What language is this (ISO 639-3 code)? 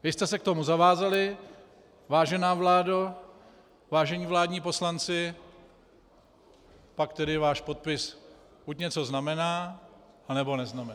ces